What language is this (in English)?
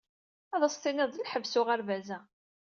Kabyle